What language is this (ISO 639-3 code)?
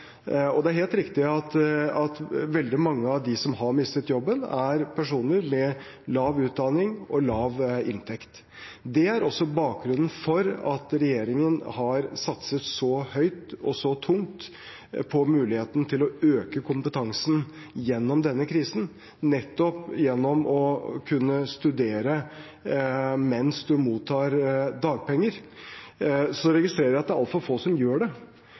nob